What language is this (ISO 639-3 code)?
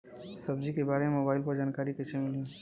bho